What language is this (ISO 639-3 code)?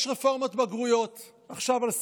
heb